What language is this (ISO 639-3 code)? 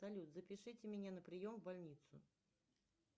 rus